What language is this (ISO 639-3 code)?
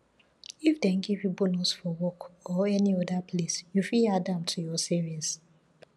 pcm